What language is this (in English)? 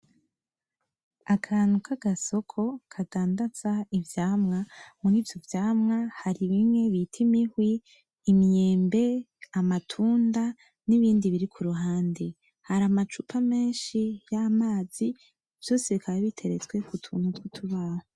Rundi